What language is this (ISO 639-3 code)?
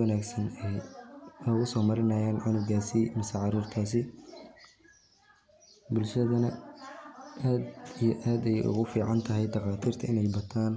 som